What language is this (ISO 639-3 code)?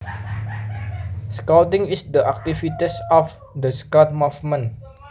jav